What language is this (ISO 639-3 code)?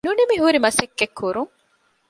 div